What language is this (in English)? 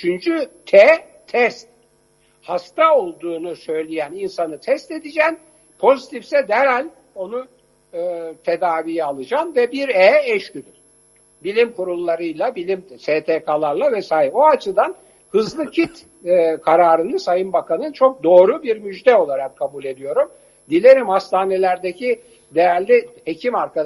Turkish